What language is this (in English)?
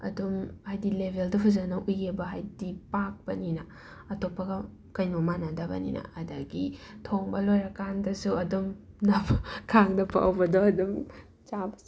Manipuri